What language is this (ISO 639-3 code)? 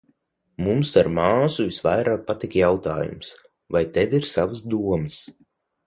lav